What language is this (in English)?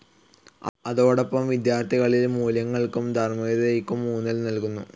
Malayalam